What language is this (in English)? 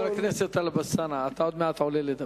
Hebrew